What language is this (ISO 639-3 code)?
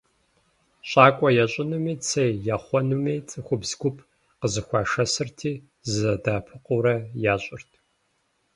kbd